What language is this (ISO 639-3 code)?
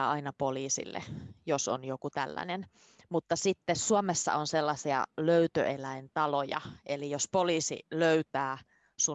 fin